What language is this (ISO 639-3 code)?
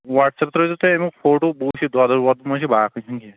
kas